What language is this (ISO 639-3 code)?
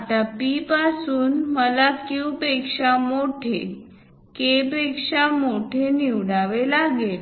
mar